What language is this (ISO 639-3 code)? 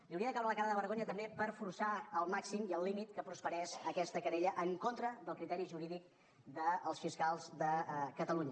cat